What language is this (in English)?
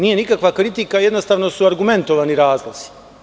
Serbian